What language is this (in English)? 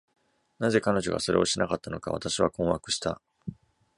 Japanese